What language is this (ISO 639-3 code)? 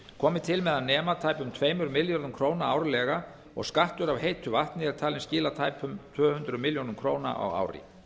isl